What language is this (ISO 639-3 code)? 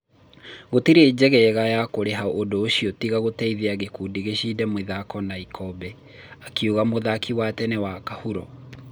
kik